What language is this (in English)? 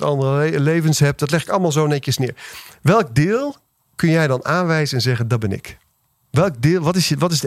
Dutch